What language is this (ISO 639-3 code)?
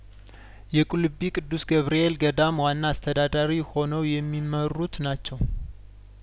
amh